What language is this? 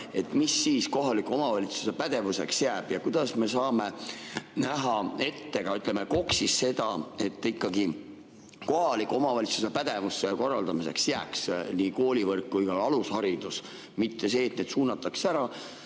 Estonian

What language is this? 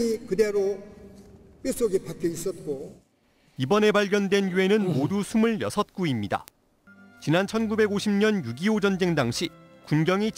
Korean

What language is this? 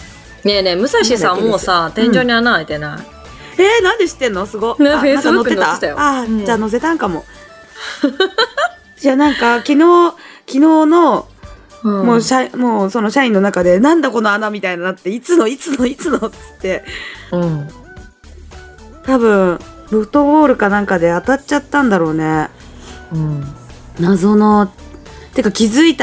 Japanese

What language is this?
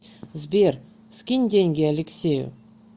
Russian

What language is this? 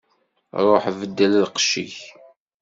Kabyle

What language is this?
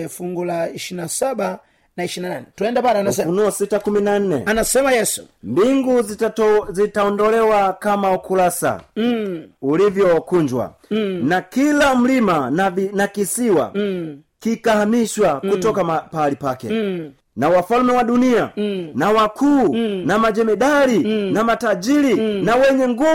Swahili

